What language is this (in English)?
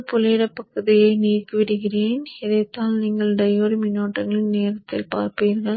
Tamil